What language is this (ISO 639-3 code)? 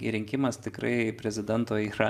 lit